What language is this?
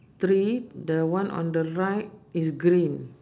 English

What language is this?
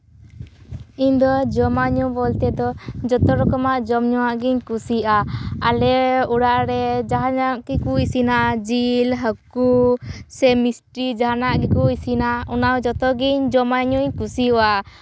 Santali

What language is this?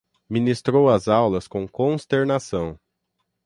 Portuguese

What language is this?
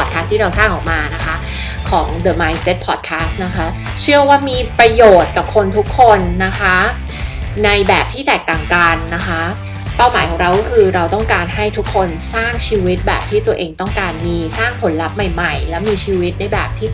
Thai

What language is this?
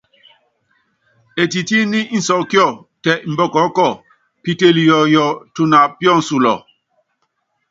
Yangben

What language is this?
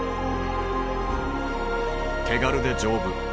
Japanese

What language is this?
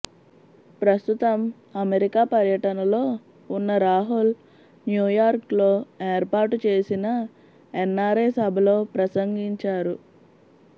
Telugu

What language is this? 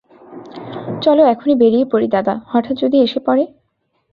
Bangla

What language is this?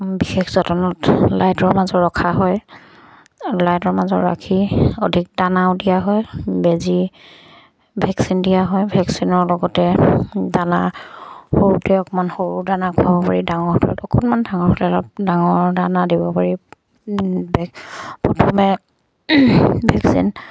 Assamese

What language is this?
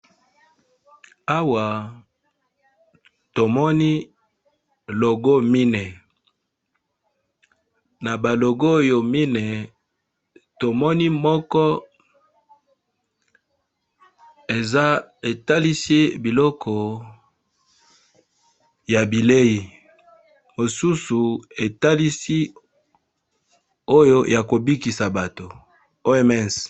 Lingala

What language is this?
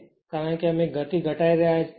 Gujarati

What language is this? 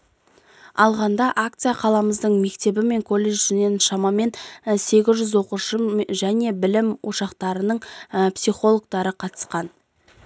Kazakh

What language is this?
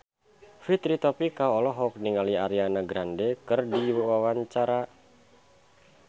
Sundanese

